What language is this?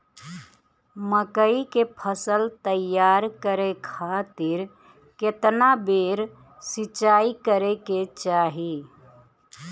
Bhojpuri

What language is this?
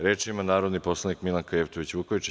Serbian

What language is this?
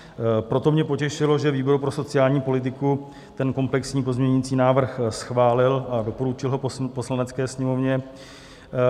Czech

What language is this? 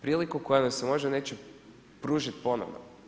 Croatian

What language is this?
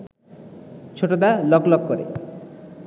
Bangla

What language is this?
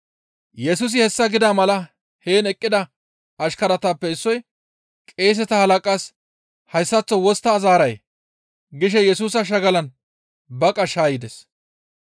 Gamo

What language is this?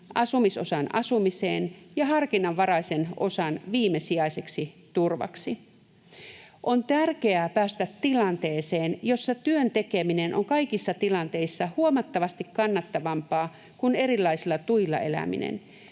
Finnish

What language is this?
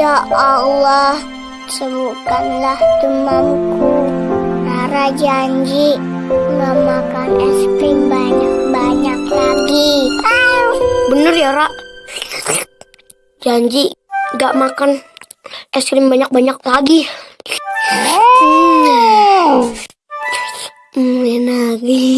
Indonesian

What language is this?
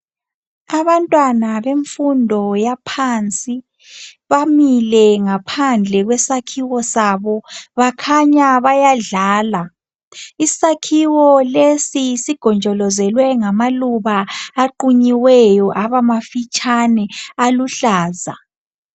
North Ndebele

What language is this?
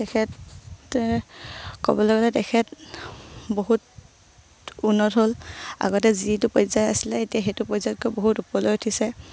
Assamese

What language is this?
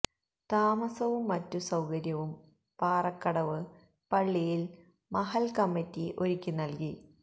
Malayalam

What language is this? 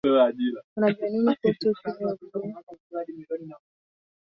Swahili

